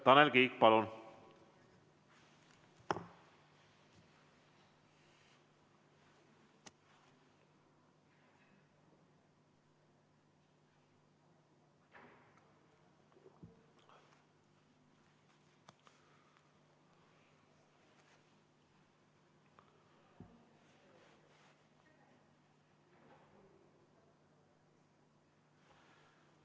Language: Estonian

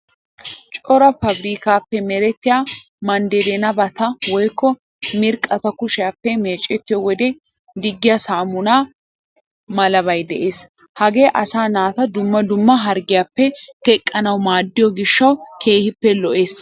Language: Wolaytta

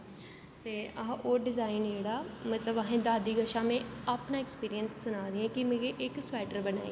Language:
Dogri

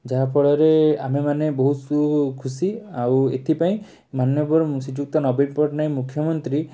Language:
Odia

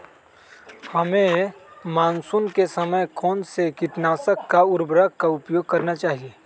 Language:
Magahi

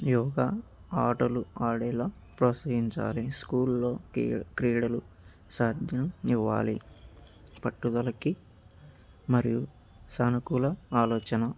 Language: Telugu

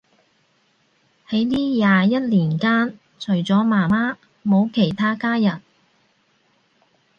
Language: Cantonese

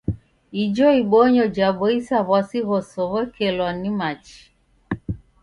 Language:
Taita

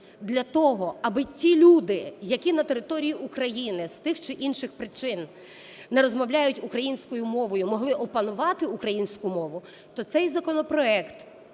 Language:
Ukrainian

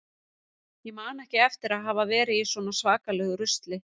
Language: Icelandic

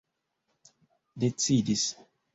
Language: Esperanto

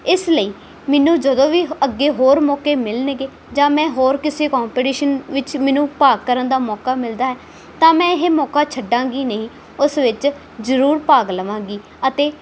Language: Punjabi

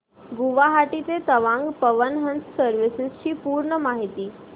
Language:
Marathi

